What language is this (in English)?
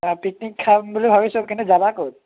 Assamese